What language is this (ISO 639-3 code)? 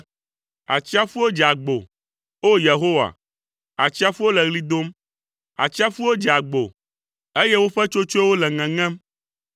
ewe